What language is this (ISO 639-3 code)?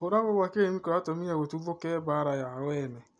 kik